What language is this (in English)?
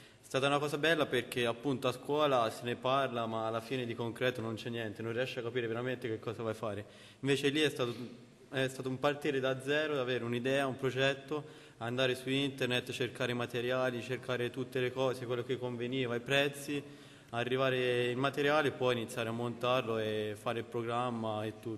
Italian